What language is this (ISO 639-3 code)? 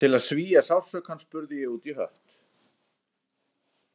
isl